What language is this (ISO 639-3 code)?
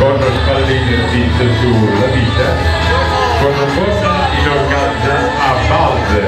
ita